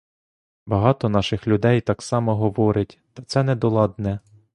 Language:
Ukrainian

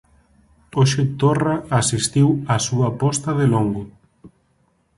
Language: Galician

